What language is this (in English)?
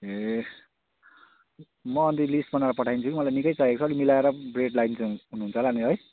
Nepali